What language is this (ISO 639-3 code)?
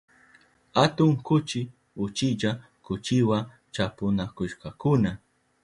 qup